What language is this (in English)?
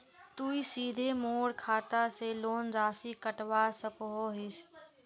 Magahi